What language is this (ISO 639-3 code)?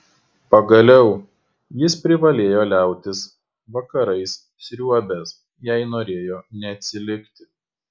lit